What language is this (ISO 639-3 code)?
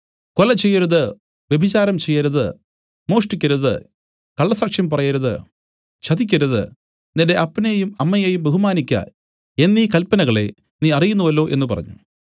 mal